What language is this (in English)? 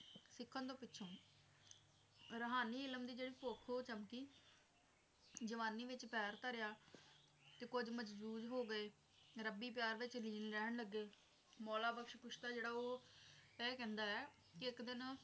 Punjabi